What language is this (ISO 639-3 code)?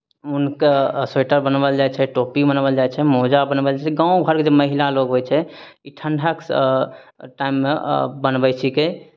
mai